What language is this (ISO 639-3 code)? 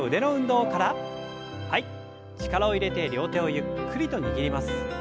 jpn